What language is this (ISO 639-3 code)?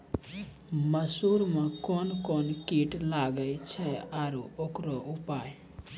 mai